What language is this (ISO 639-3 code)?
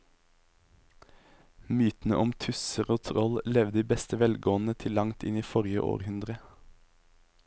nor